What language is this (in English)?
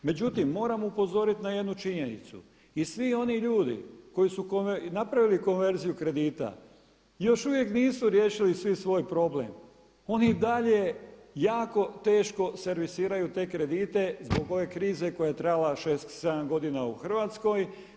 Croatian